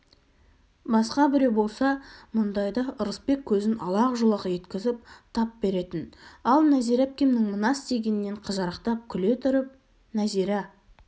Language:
Kazakh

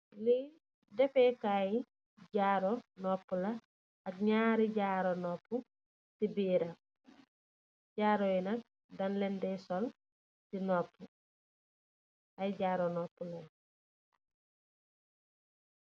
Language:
Wolof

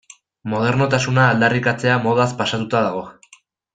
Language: Basque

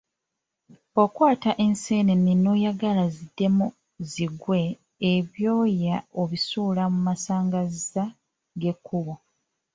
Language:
Ganda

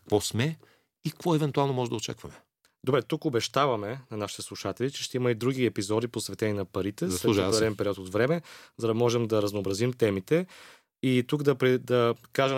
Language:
Bulgarian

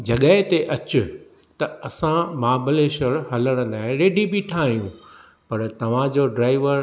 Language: Sindhi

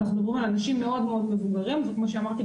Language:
Hebrew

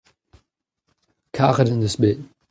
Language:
Breton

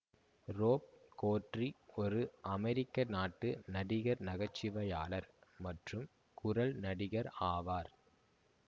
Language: Tamil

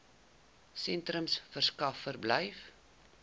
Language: Afrikaans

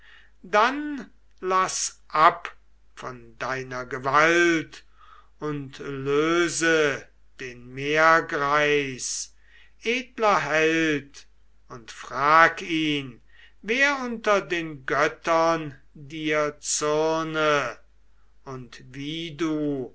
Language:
German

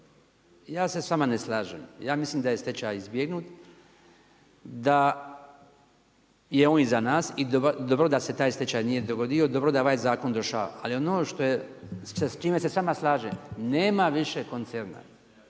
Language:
Croatian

